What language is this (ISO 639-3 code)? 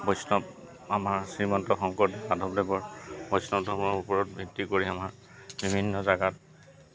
asm